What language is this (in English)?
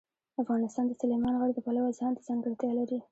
Pashto